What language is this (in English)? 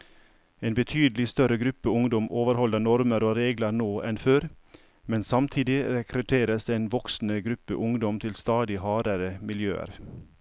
Norwegian